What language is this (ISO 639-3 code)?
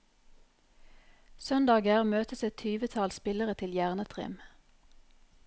nor